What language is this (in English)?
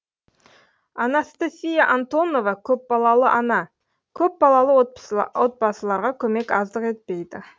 Kazakh